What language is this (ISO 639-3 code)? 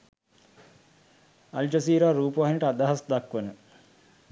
sin